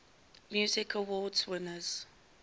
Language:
English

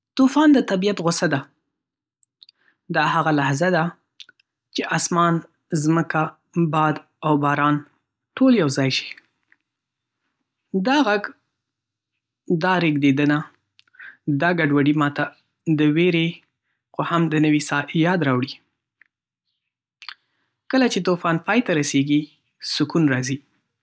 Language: Pashto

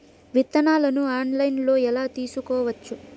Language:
Telugu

